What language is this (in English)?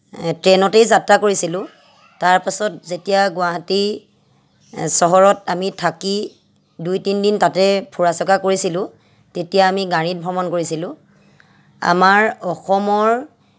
Assamese